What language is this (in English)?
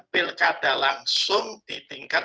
Indonesian